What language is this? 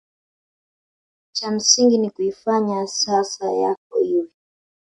Swahili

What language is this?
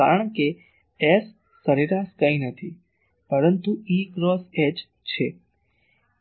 Gujarati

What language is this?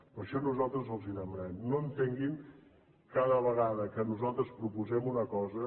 Catalan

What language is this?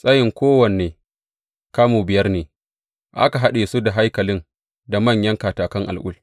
Hausa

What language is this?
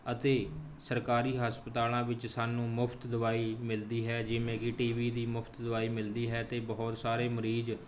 Punjabi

